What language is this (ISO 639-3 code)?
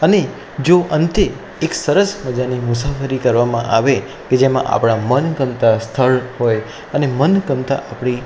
guj